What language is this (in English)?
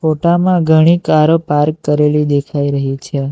Gujarati